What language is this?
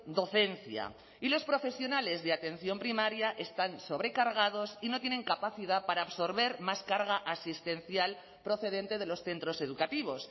Spanish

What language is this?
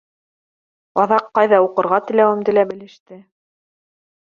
Bashkir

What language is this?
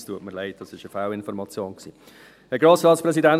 Swiss German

